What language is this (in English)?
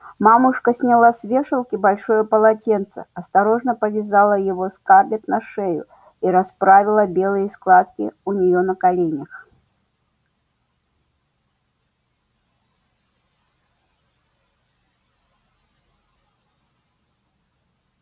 Russian